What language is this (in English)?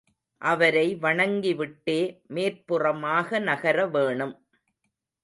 Tamil